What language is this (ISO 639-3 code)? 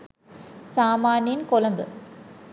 sin